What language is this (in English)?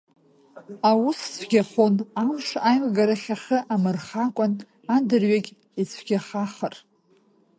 Abkhazian